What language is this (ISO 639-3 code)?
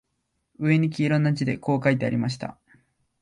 jpn